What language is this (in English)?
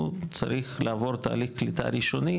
Hebrew